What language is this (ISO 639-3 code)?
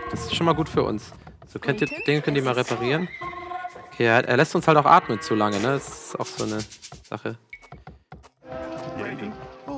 deu